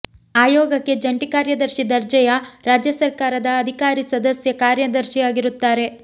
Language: Kannada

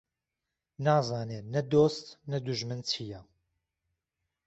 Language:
Central Kurdish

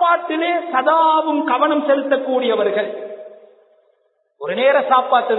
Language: Arabic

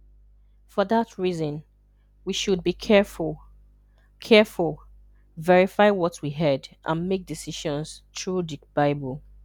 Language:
Igbo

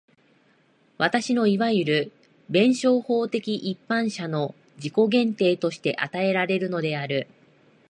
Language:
Japanese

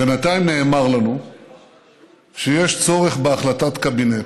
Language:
Hebrew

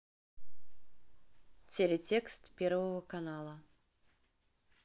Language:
Russian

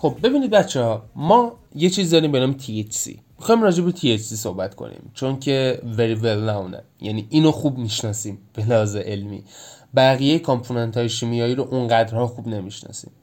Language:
Persian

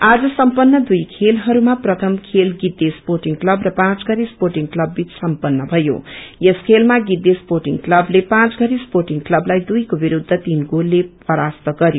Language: Nepali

